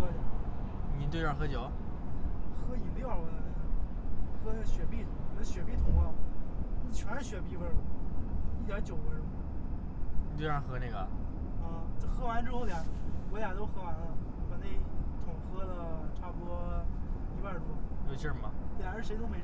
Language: Chinese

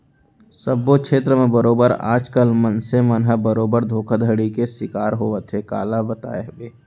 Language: Chhattisgarhi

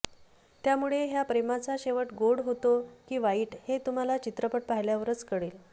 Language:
Marathi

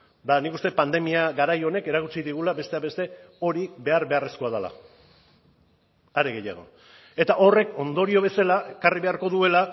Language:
Basque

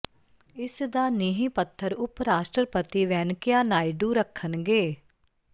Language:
Punjabi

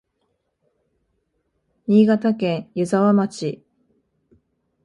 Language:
Japanese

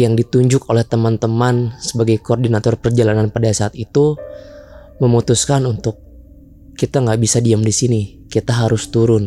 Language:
Indonesian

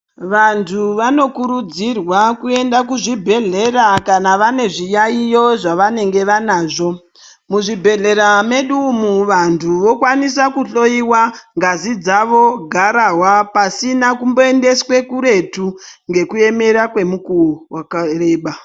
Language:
Ndau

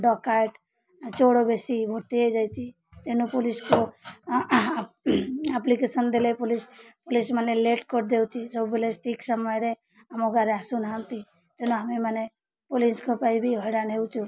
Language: Odia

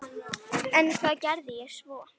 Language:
Icelandic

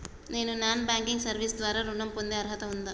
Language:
Telugu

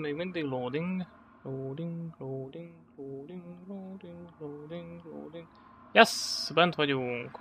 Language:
Hungarian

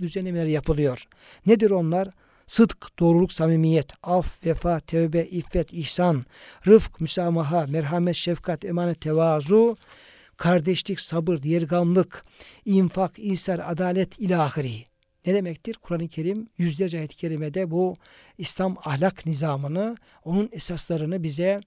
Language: Turkish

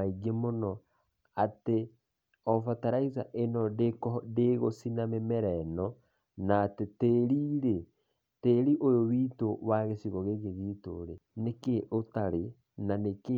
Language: Kikuyu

